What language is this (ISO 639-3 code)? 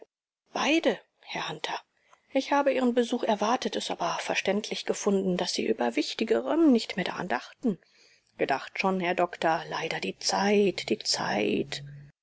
deu